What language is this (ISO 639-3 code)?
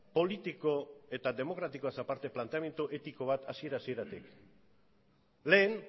eus